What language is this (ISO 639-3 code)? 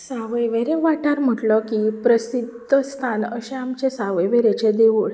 kok